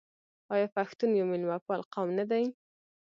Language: Pashto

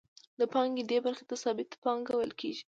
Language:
Pashto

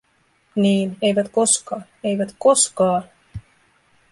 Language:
Finnish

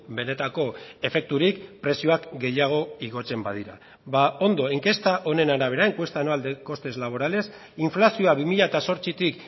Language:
Basque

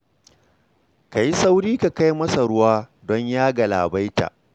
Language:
Hausa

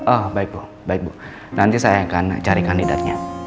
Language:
Indonesian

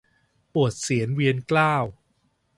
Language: Thai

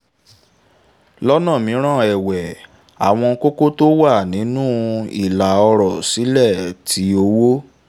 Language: Yoruba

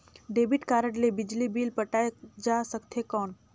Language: Chhattisgarhi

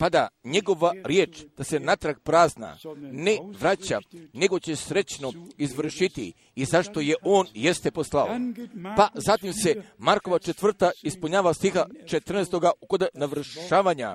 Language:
Croatian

